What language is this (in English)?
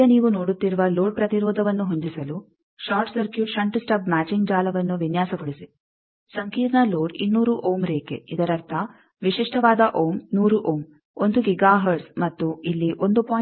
Kannada